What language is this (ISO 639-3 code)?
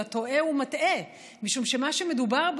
heb